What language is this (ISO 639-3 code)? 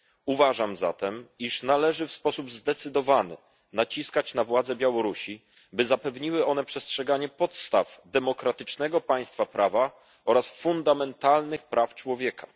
pol